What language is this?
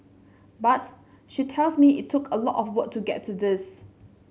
English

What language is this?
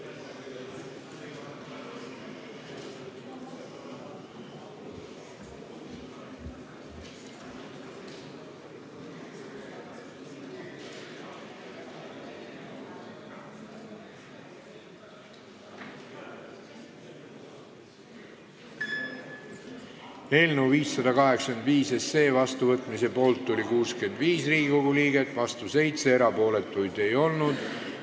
Estonian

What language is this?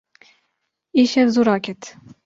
Kurdish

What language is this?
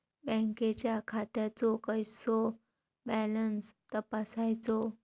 Marathi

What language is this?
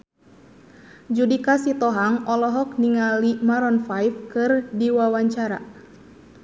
Sundanese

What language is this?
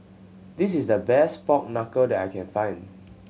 English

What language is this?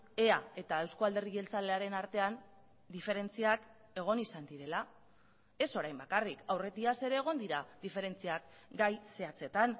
Basque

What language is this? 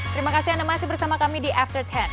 Indonesian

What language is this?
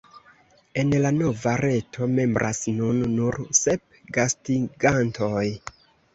Esperanto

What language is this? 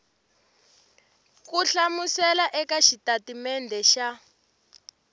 Tsonga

